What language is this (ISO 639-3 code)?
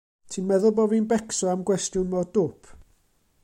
cym